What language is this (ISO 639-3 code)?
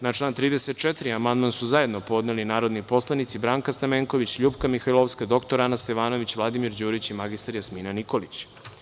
srp